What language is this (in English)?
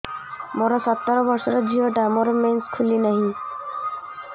Odia